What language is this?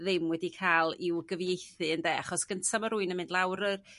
Welsh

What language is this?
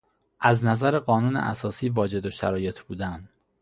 Persian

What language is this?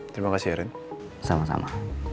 Indonesian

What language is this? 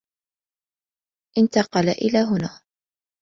Arabic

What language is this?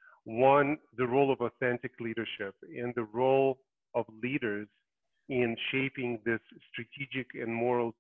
English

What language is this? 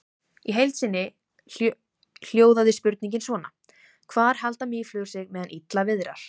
Icelandic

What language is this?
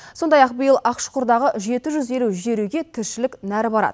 Kazakh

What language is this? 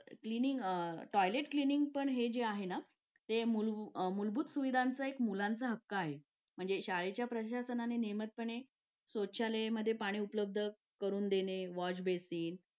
Marathi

